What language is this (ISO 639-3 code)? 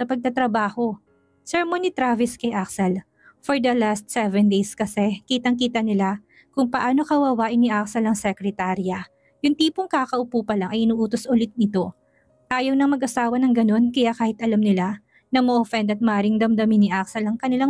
fil